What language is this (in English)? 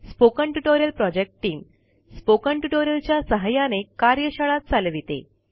Marathi